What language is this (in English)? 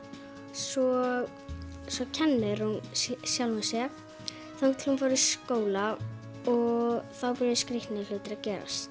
Icelandic